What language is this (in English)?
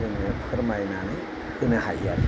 Bodo